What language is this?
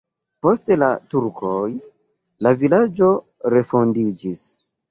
Esperanto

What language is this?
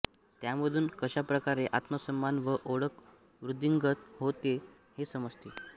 Marathi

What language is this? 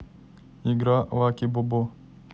Russian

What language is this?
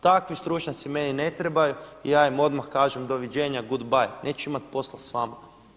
Croatian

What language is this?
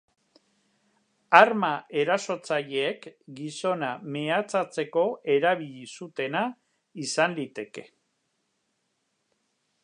Basque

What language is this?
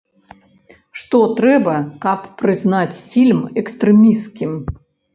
Belarusian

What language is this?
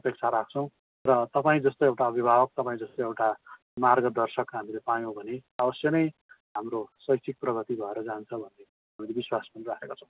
Nepali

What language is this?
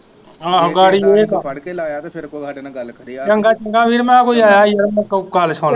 Punjabi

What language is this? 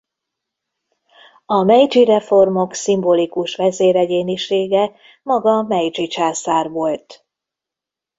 Hungarian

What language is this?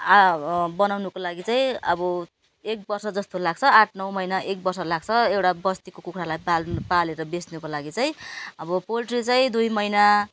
Nepali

